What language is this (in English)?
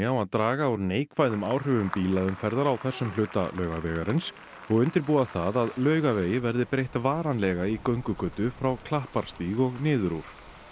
Icelandic